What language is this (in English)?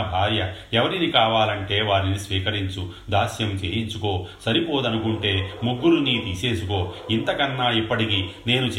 Telugu